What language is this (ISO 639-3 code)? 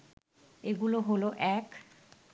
ben